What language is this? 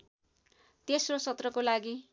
Nepali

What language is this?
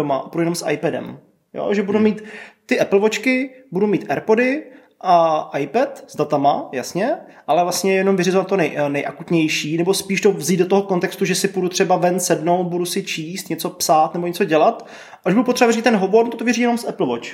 Czech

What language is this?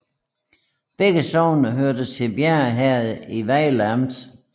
Danish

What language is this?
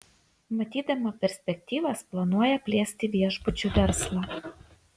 Lithuanian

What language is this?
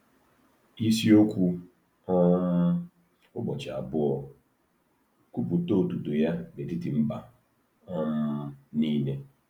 Igbo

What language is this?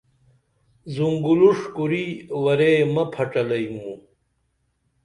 Dameli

